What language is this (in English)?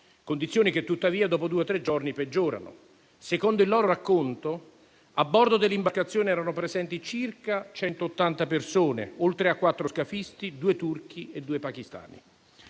Italian